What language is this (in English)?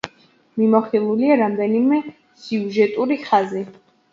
Georgian